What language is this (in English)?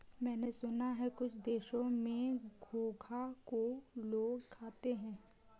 Hindi